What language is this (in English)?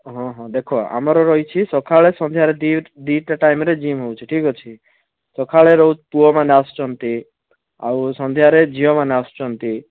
Odia